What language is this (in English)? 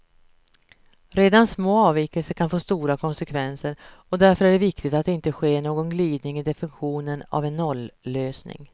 Swedish